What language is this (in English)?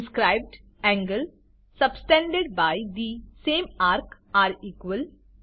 Gujarati